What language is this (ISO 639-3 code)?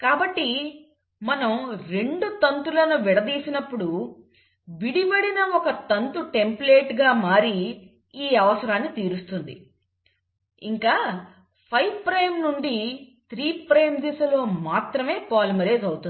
tel